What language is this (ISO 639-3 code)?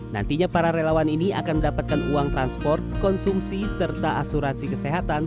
ind